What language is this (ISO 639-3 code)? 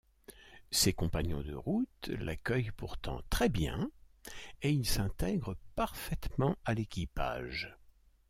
fra